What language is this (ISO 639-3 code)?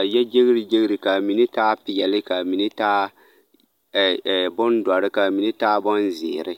dga